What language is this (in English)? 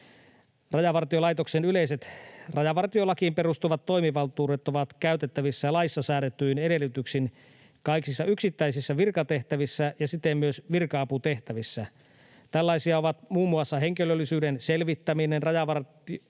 Finnish